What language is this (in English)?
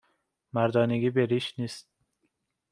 Persian